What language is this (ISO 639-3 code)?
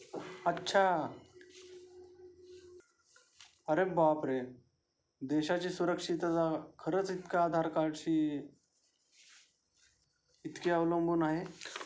mar